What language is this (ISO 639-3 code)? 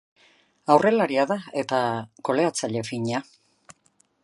eus